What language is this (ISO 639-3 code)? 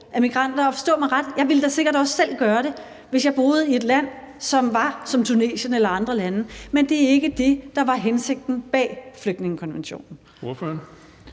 dan